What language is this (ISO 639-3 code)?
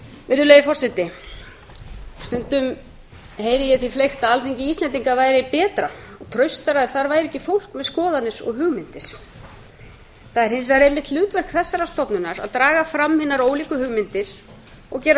isl